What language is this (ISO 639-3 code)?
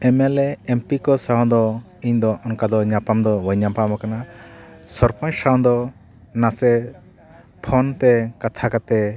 sat